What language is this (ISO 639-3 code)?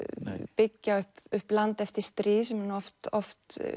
isl